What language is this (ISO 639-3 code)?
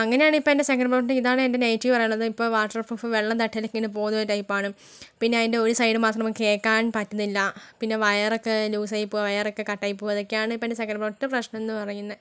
mal